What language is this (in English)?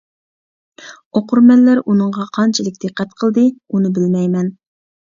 Uyghur